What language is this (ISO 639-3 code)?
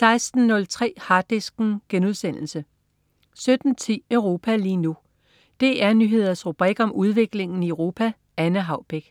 dan